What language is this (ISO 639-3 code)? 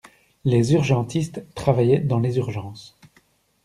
fra